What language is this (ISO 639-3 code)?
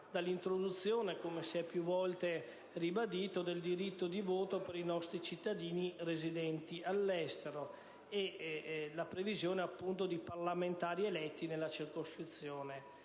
ita